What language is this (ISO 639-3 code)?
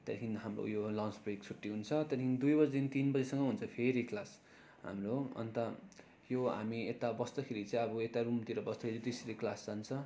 nep